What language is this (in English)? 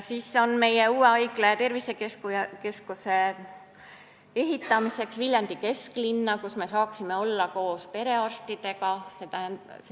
Estonian